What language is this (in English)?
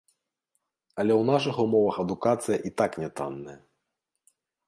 Belarusian